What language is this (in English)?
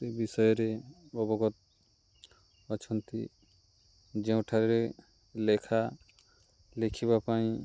Odia